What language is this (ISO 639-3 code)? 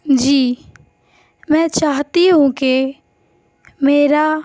urd